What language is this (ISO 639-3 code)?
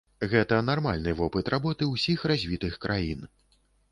bel